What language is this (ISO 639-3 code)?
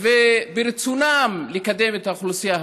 heb